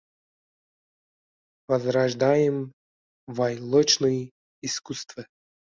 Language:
Uzbek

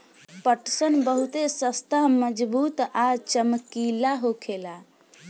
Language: Bhojpuri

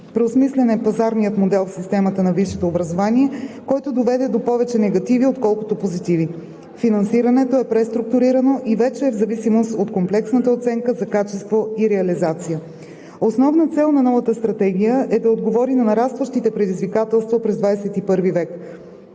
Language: Bulgarian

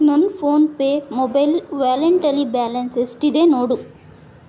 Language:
Kannada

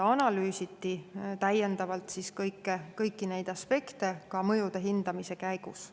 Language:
Estonian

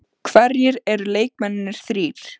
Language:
Icelandic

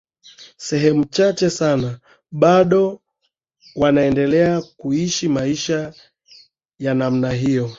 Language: Swahili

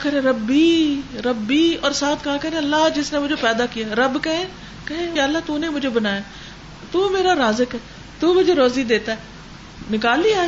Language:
Urdu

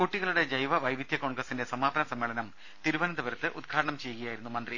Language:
Malayalam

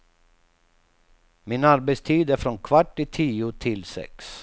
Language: Swedish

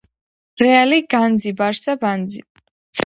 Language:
Georgian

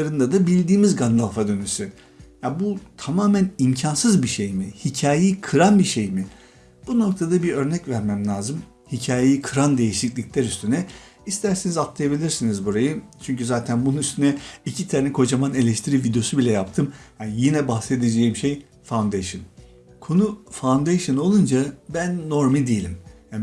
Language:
Turkish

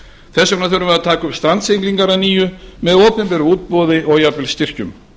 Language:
Icelandic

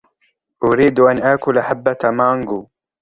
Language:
Arabic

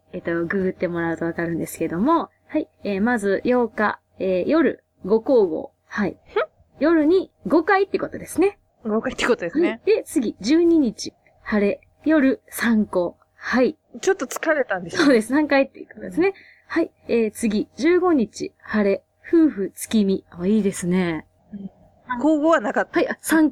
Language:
Japanese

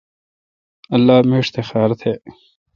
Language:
Kalkoti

